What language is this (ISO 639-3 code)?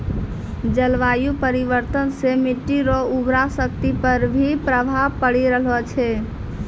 mai